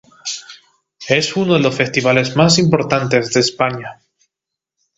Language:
Spanish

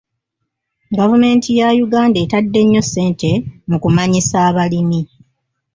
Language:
Ganda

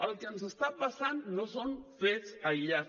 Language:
Catalan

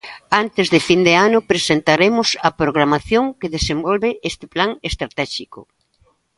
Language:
Galician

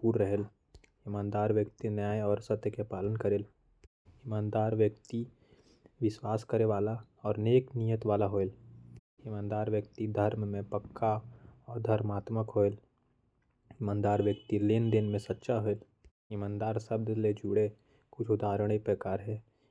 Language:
Korwa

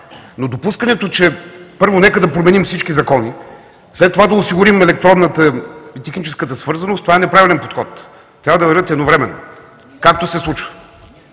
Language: Bulgarian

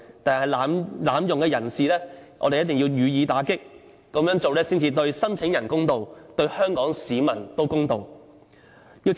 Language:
Cantonese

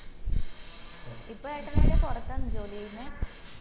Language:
Malayalam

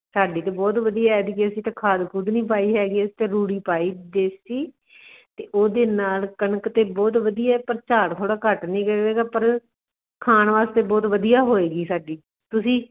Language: Punjabi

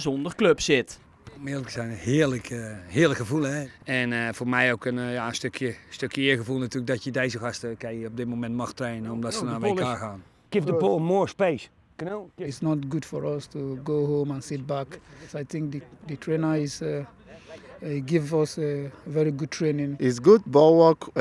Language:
Dutch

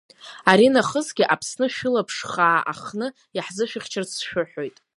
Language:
Abkhazian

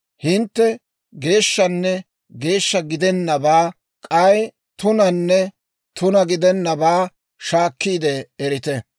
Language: Dawro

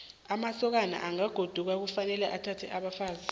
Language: South Ndebele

